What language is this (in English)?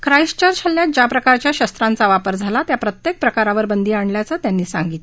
Marathi